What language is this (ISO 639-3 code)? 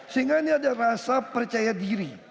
ind